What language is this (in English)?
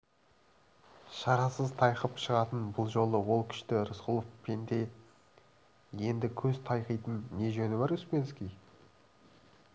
Kazakh